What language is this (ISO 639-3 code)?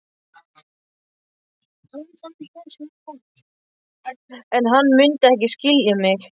isl